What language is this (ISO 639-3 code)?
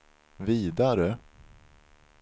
swe